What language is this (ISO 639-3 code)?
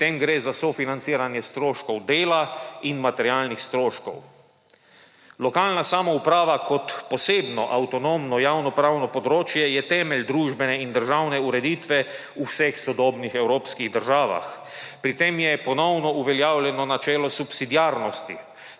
slv